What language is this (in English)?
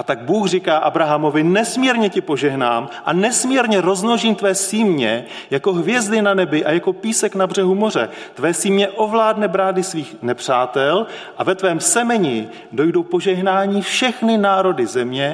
Czech